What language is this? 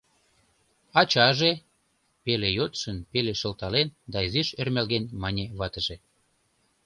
Mari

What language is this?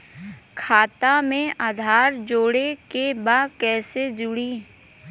Bhojpuri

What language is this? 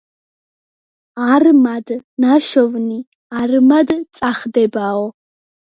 Georgian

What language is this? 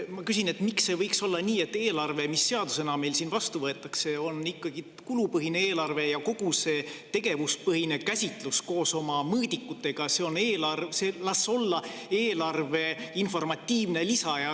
Estonian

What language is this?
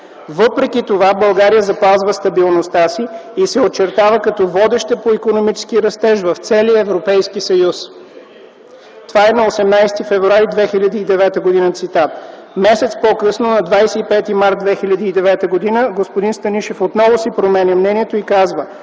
Bulgarian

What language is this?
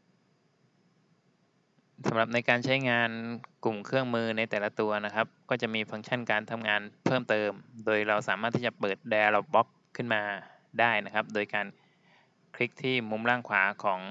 Thai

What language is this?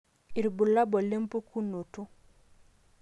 Masai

